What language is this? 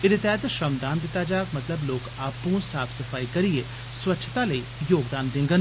Dogri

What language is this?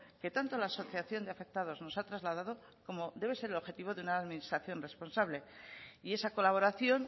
Spanish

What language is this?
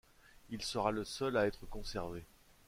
French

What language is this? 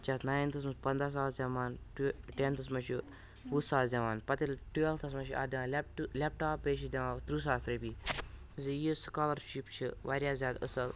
Kashmiri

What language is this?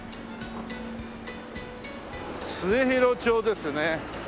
Japanese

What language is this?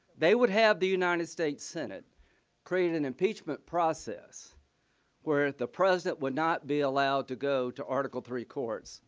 English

